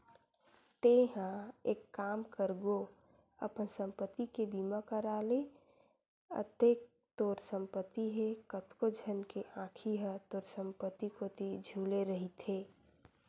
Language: Chhattisgarhi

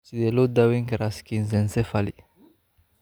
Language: Somali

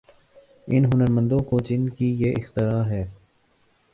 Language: Urdu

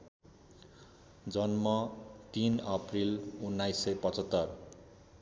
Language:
Nepali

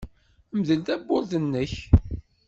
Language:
Kabyle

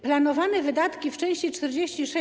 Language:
Polish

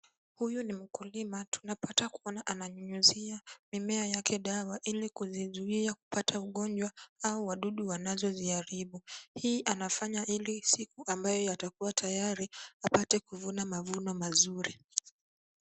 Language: Swahili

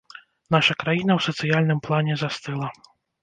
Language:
Belarusian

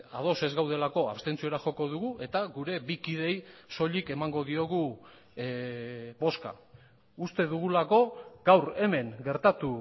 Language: Basque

